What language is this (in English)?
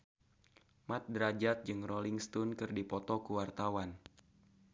Sundanese